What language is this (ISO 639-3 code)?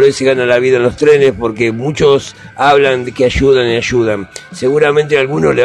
spa